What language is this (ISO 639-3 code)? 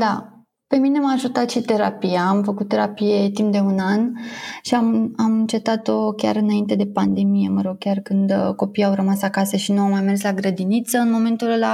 ron